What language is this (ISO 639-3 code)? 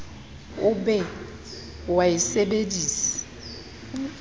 sot